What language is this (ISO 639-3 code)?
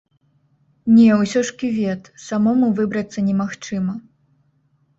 bel